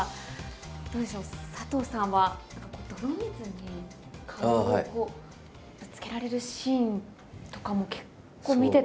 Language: Japanese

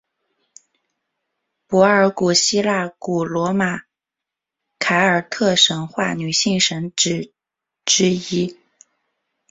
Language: Chinese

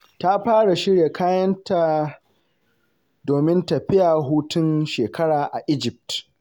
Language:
Hausa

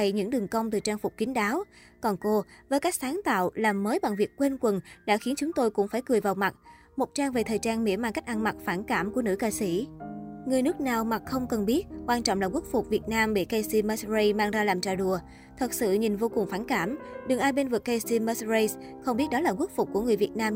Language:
Vietnamese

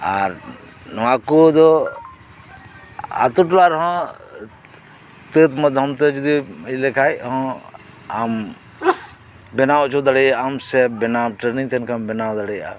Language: Santali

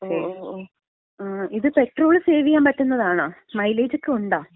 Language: Malayalam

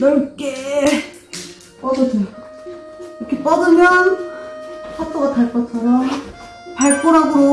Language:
Korean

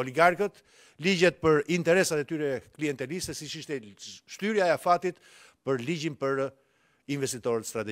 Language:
Romanian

